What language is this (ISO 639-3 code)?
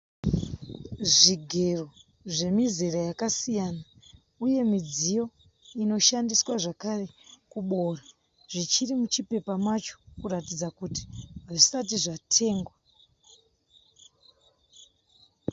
sna